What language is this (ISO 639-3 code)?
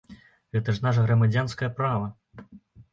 bel